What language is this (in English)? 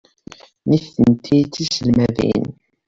Kabyle